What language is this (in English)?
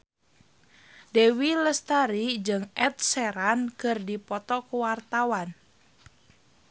Sundanese